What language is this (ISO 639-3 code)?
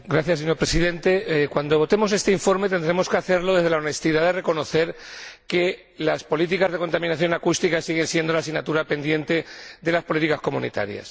spa